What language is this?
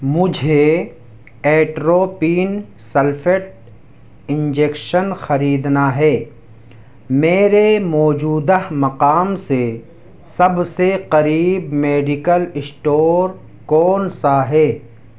Urdu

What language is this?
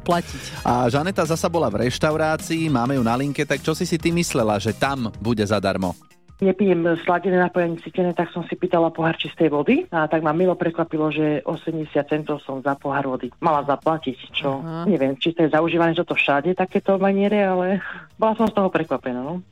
Slovak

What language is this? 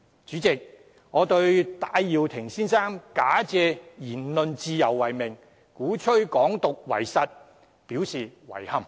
Cantonese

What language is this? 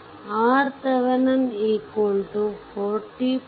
Kannada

